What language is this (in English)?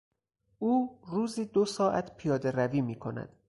Persian